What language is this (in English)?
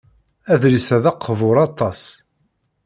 Kabyle